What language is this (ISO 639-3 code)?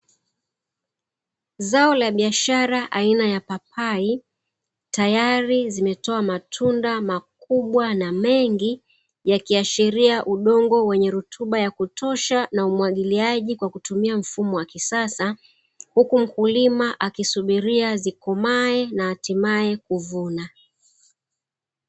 swa